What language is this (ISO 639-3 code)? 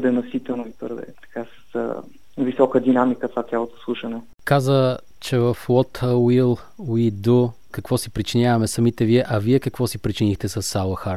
bul